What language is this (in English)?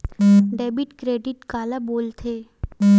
Chhattisgarhi